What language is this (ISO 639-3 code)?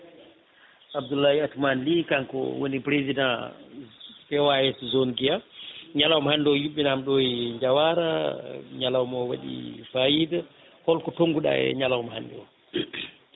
ful